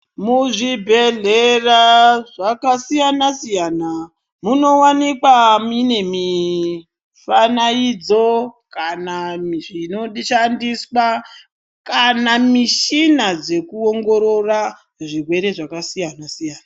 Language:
Ndau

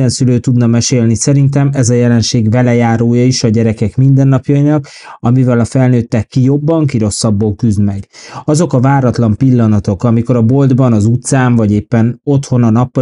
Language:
Hungarian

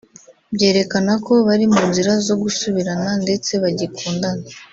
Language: Kinyarwanda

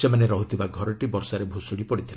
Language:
Odia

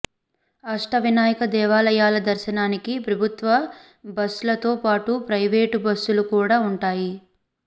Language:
Telugu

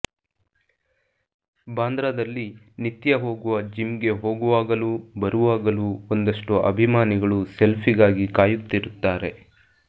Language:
Kannada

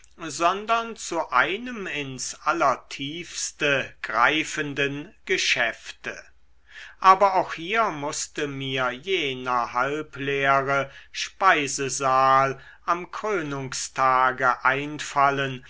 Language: German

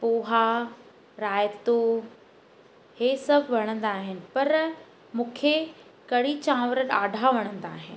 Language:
Sindhi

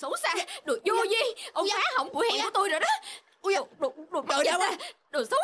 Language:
Vietnamese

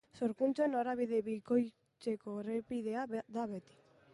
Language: Basque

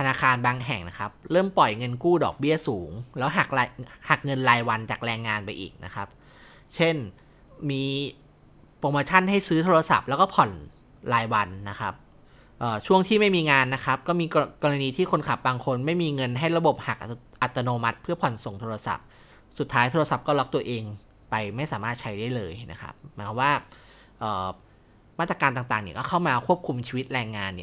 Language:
Thai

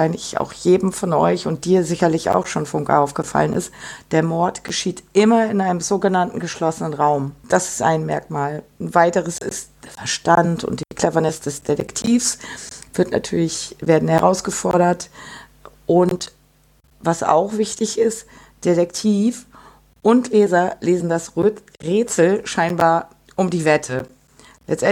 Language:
German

